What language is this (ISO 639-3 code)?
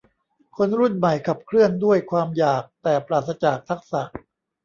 tha